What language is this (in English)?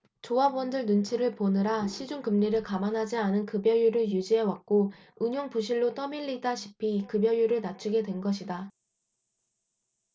Korean